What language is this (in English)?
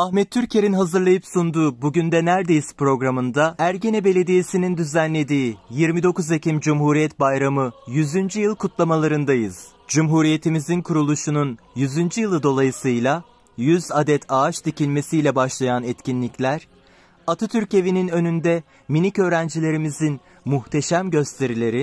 Turkish